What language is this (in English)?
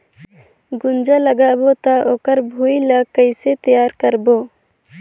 Chhattisgarhi